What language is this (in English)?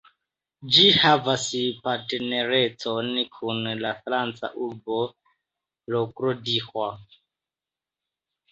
Esperanto